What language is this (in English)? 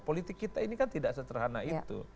Indonesian